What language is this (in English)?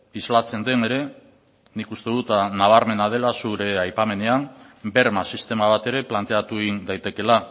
Basque